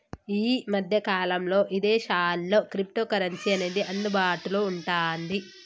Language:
Telugu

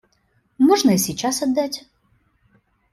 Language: Russian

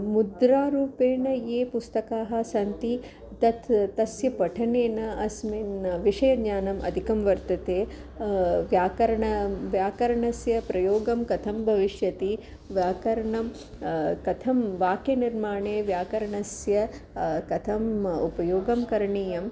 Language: Sanskrit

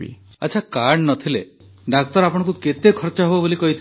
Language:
Odia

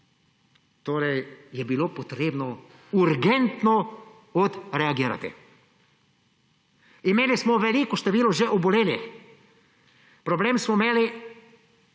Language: Slovenian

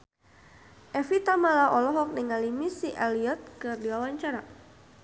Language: Sundanese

